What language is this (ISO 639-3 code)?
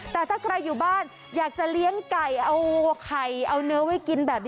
tha